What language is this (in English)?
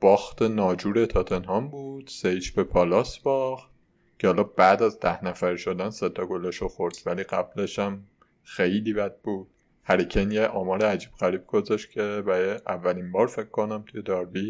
Persian